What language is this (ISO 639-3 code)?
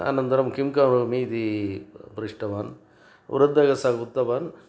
san